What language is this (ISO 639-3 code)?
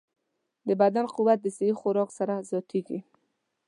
pus